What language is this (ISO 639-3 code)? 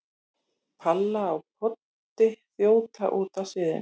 isl